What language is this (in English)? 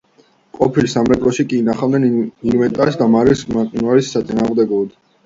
Georgian